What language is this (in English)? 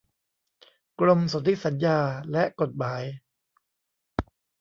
Thai